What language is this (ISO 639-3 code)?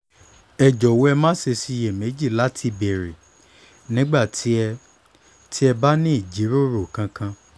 yor